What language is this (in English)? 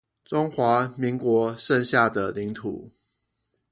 Chinese